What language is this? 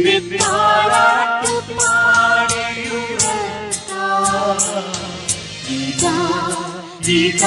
Romanian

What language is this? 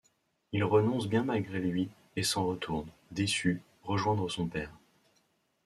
French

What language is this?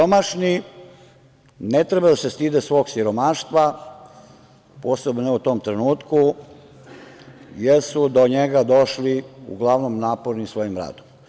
Serbian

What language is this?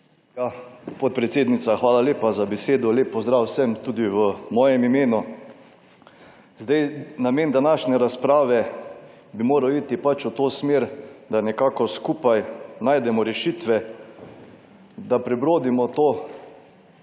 Slovenian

